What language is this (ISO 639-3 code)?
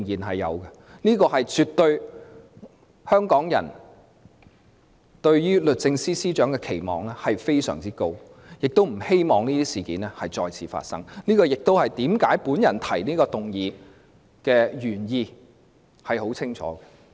yue